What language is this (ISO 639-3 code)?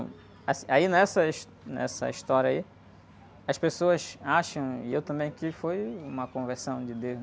por